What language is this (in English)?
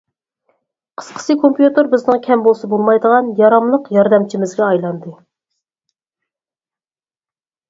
Uyghur